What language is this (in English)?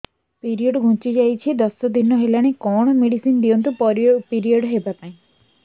Odia